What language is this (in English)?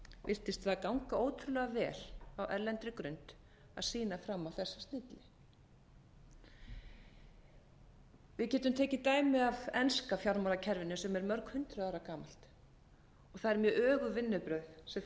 Icelandic